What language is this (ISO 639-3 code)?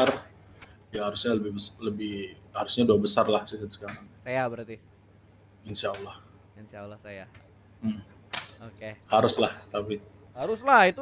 ind